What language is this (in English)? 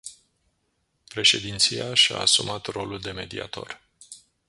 Romanian